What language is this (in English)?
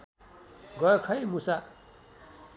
Nepali